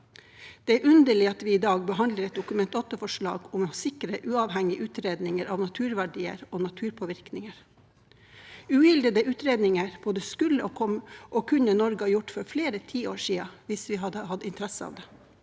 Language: Norwegian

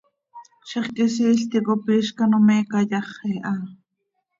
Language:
Seri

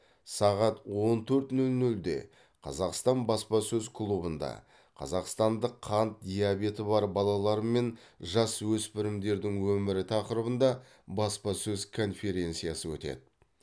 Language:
Kazakh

